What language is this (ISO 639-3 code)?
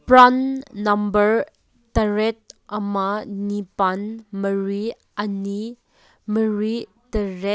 mni